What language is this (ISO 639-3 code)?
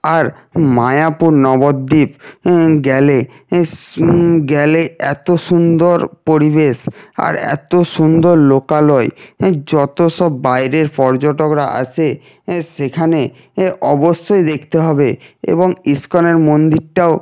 ben